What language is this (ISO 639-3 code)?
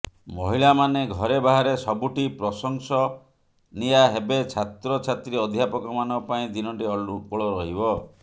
ori